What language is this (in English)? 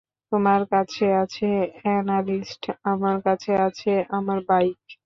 Bangla